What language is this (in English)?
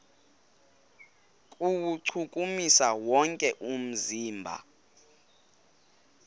Xhosa